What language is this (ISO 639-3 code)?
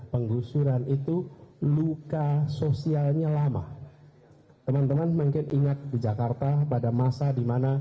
ind